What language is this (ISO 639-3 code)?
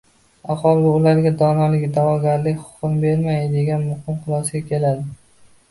uzb